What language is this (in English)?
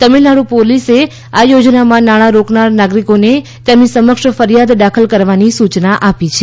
Gujarati